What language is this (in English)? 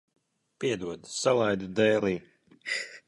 Latvian